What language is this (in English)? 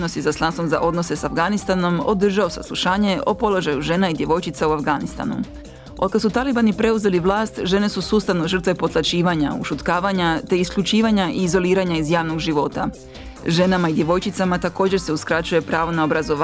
Croatian